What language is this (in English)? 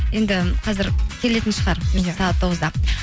Kazakh